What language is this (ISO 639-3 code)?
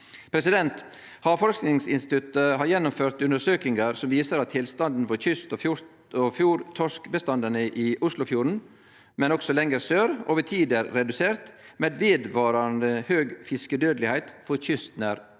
nor